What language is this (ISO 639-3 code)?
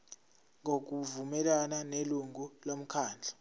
zul